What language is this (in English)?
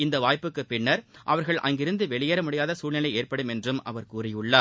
Tamil